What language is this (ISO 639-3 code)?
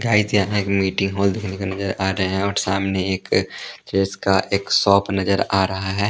hin